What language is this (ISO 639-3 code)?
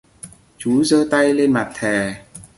vie